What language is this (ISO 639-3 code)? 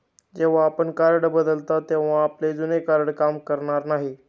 mar